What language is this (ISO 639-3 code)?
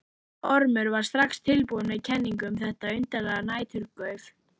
isl